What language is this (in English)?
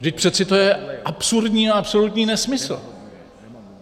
Czech